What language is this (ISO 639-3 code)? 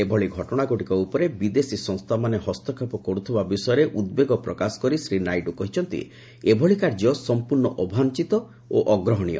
ori